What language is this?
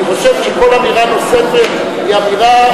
Hebrew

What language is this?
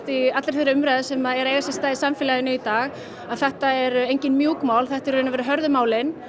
Icelandic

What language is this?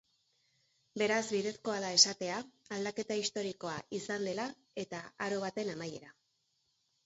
Basque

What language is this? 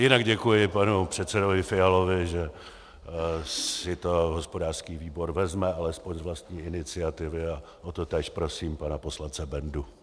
Czech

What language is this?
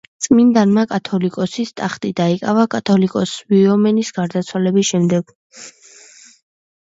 Georgian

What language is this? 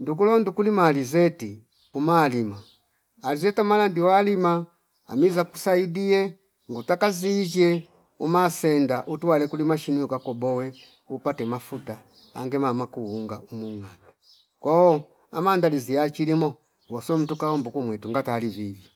Fipa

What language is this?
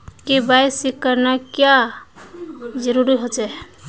Magahi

